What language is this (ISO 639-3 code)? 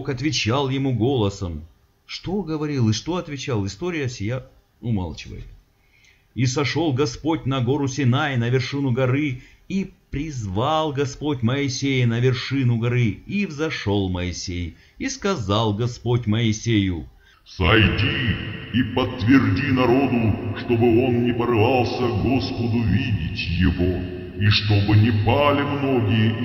rus